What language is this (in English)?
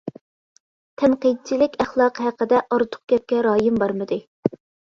Uyghur